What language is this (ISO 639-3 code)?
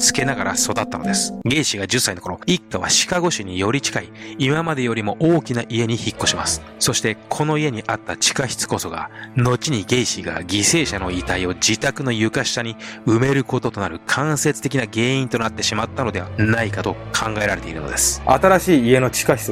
jpn